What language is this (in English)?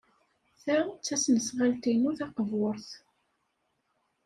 Kabyle